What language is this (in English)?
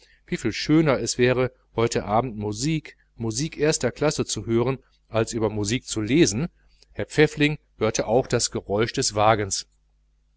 German